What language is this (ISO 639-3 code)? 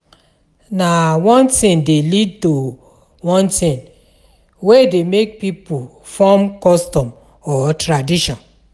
pcm